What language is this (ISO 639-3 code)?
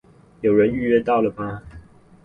zho